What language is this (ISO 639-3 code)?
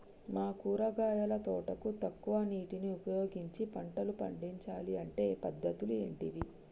tel